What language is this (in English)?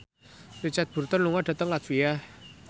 Javanese